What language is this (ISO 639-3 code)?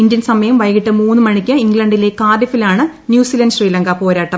mal